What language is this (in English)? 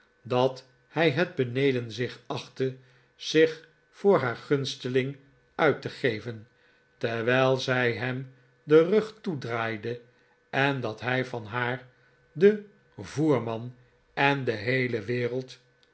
Dutch